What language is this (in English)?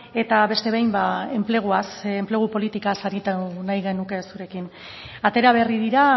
Basque